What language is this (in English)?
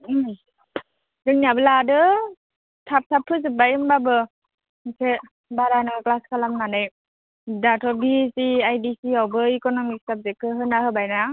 Bodo